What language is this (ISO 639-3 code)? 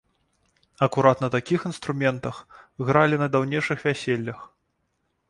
bel